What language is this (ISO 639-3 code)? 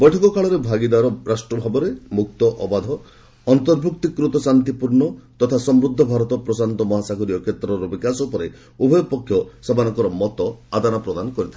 ori